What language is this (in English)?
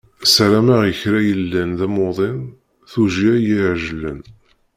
Kabyle